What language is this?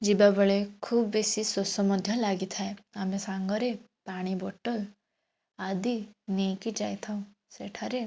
Odia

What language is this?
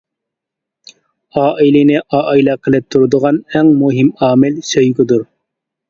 Uyghur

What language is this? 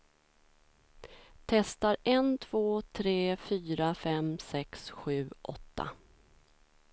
Swedish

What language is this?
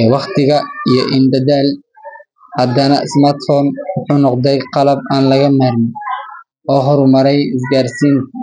Somali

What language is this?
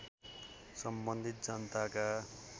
Nepali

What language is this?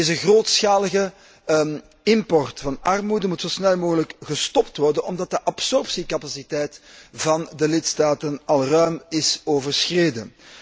Dutch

